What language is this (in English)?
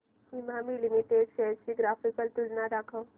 Marathi